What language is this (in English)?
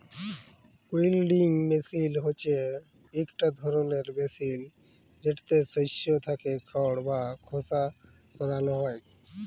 Bangla